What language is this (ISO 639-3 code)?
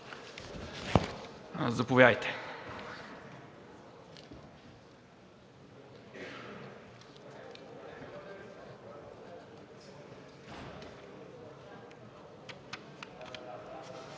bul